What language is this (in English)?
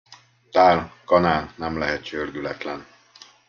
Hungarian